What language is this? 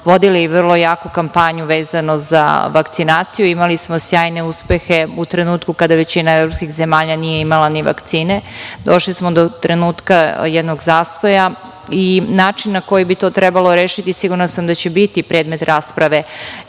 Serbian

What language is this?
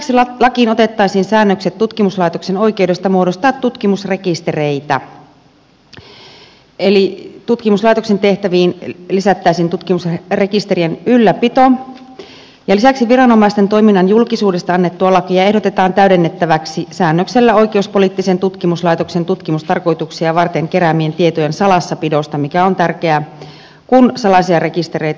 Finnish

